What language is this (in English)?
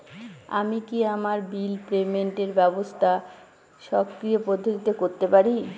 Bangla